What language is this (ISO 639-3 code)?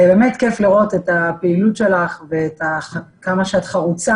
heb